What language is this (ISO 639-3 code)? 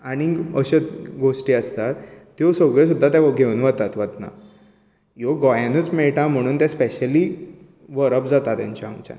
kok